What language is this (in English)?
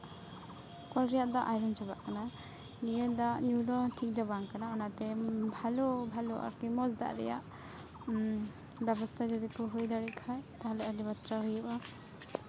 Santali